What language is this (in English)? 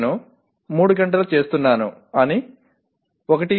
Telugu